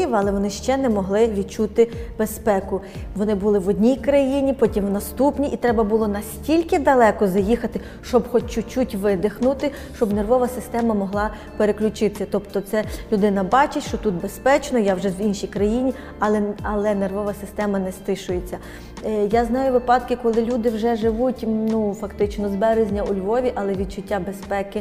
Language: Ukrainian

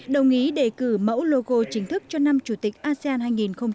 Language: Vietnamese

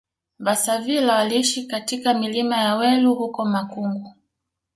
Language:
Swahili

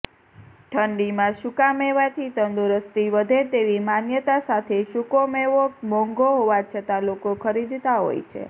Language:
Gujarati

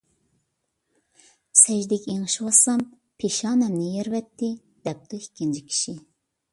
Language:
Uyghur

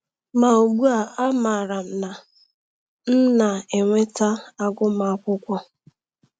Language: Igbo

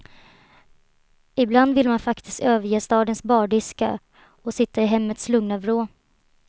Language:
Swedish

